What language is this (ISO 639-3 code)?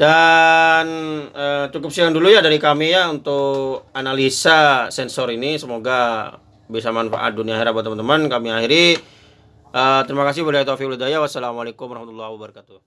ind